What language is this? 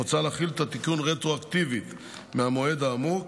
Hebrew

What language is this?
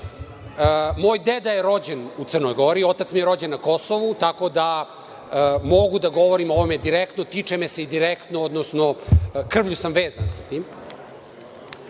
Serbian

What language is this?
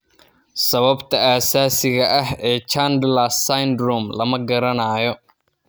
Somali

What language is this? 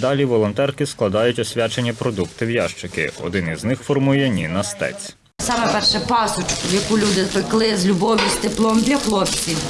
Ukrainian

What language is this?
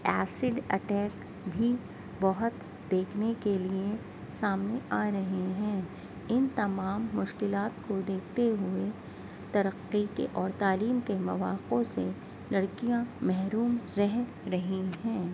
Urdu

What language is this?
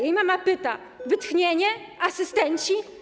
Polish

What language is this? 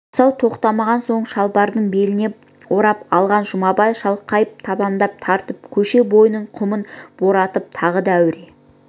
Kazakh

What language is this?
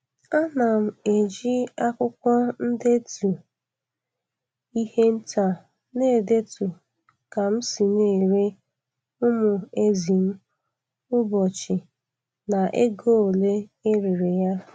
Igbo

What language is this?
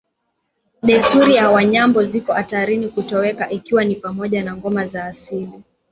Swahili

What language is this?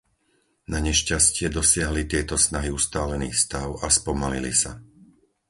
Slovak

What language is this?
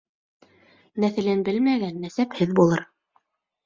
Bashkir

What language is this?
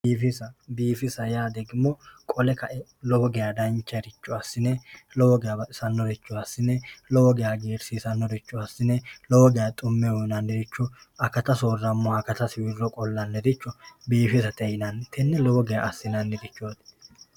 Sidamo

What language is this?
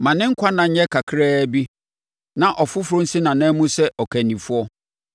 Akan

